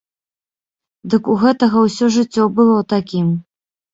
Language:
Belarusian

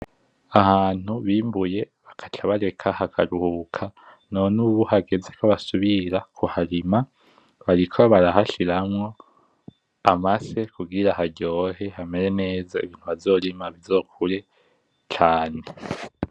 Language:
Rundi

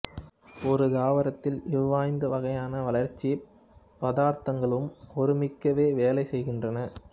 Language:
Tamil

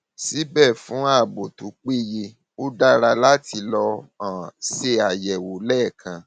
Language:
Yoruba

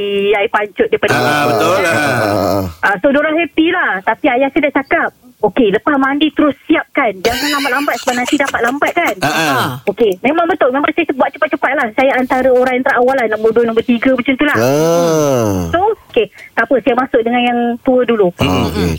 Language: Malay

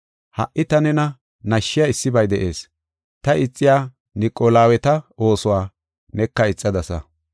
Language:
Gofa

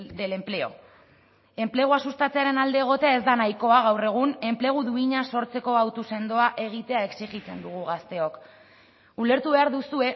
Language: Basque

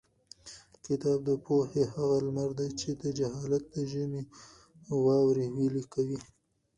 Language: Pashto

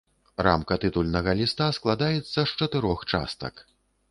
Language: Belarusian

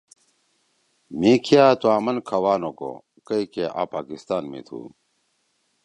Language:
Torwali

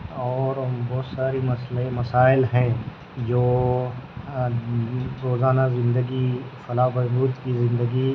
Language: Urdu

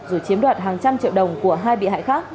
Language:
Vietnamese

